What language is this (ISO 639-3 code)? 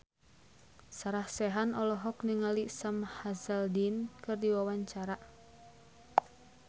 sun